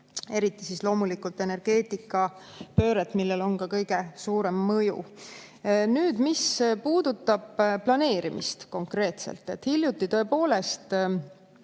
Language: Estonian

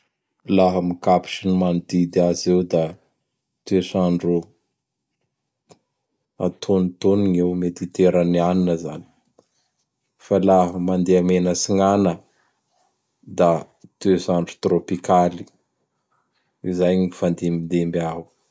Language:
Bara Malagasy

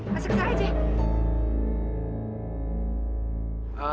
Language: Indonesian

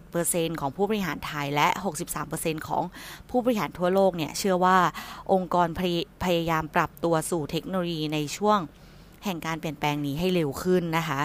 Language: Thai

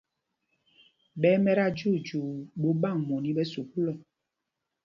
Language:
Mpumpong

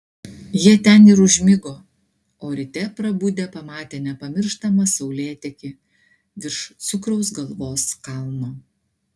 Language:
Lithuanian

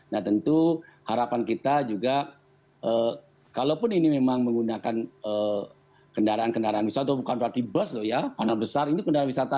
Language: Indonesian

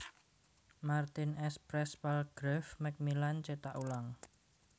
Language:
Javanese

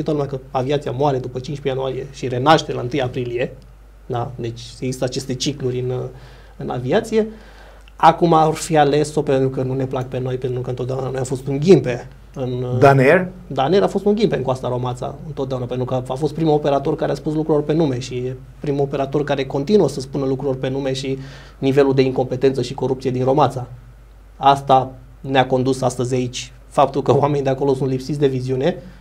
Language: Romanian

